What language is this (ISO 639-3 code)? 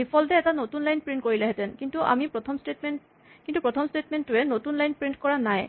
asm